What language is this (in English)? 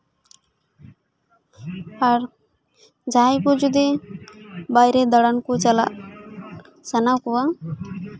Santali